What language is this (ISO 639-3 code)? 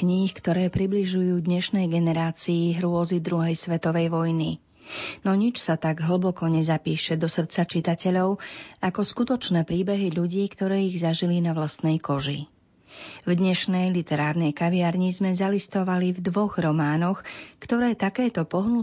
slk